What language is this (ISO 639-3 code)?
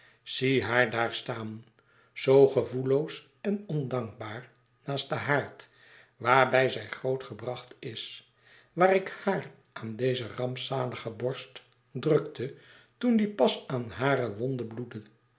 nld